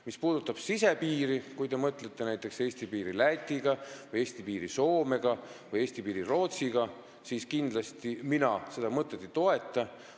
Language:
Estonian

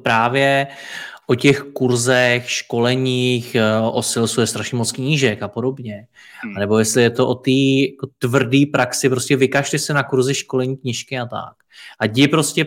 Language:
Czech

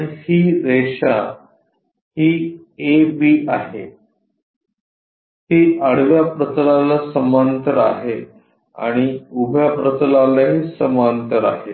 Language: Marathi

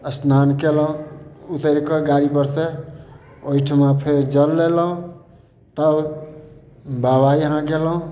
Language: Maithili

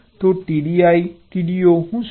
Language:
Gujarati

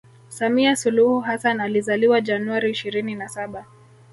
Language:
Swahili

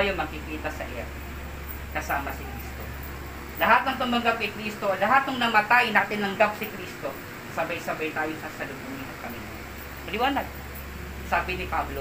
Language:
Filipino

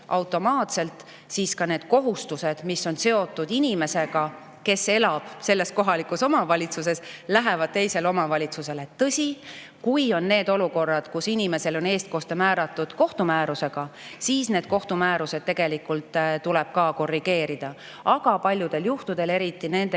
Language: Estonian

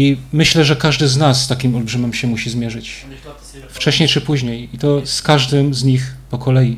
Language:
Polish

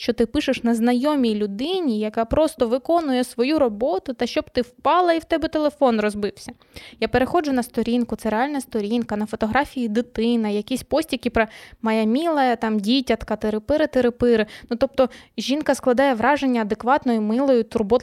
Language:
Ukrainian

